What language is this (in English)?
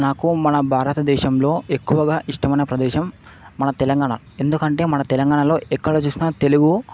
Telugu